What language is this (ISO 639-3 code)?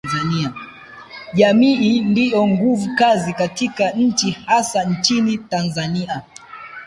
swa